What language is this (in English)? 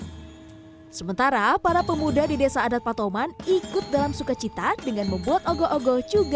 Indonesian